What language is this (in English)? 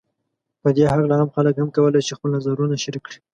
Pashto